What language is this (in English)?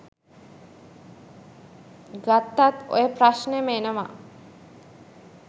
Sinhala